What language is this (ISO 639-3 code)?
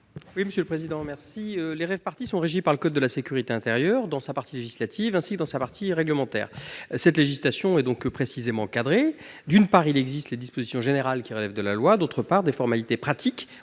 fra